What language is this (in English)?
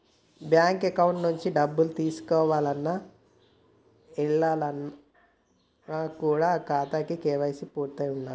Telugu